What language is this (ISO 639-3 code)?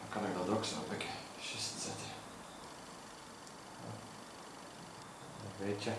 nld